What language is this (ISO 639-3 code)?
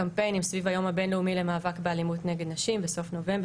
heb